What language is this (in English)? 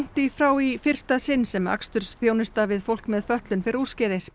Icelandic